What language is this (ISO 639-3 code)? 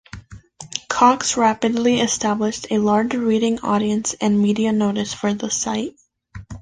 eng